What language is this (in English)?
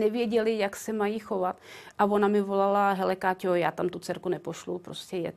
Czech